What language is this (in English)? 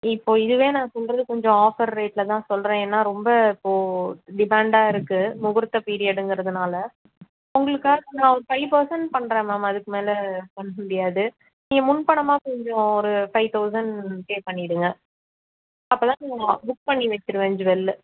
Tamil